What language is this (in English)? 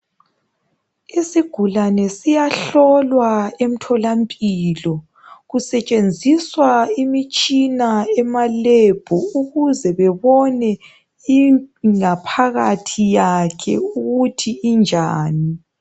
North Ndebele